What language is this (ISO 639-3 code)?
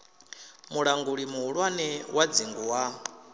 ven